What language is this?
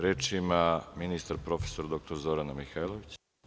Serbian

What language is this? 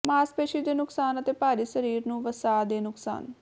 Punjabi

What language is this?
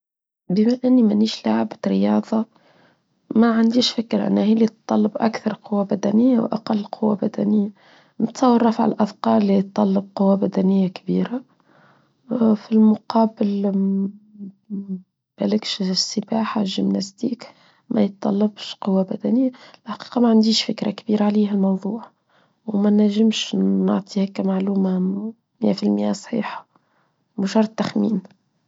Tunisian Arabic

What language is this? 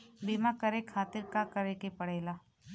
Bhojpuri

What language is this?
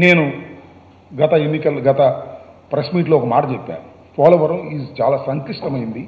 Telugu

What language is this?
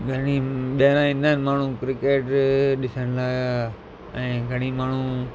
Sindhi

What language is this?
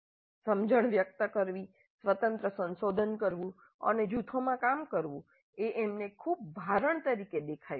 Gujarati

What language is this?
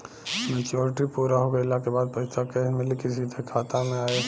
Bhojpuri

